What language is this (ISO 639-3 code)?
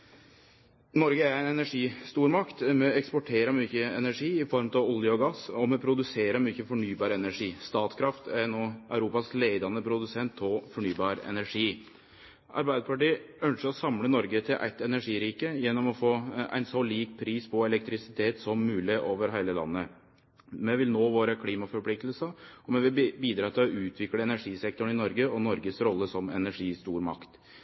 nno